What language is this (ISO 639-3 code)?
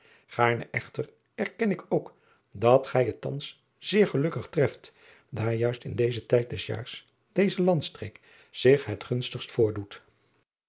nld